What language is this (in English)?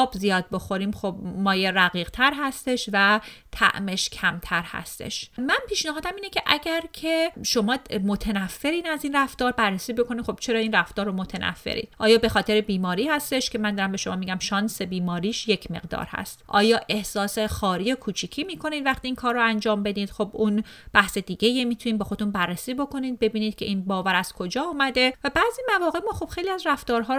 Persian